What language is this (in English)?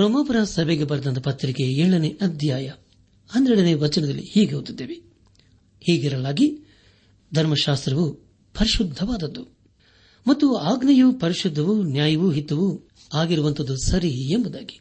Kannada